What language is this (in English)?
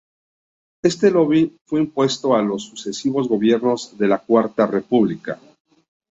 Spanish